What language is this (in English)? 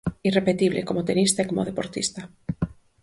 Galician